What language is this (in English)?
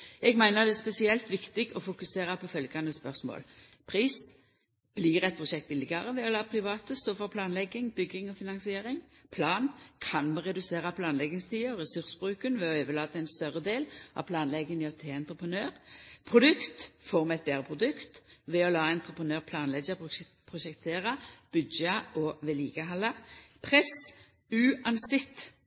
Norwegian Nynorsk